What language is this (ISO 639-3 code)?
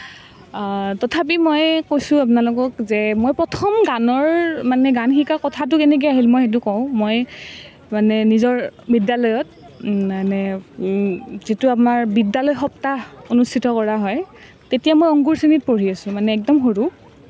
asm